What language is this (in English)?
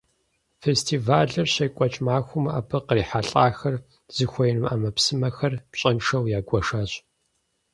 Kabardian